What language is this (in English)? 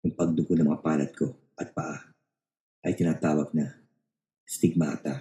Filipino